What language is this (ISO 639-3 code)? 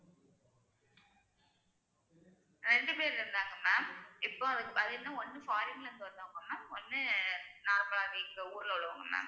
tam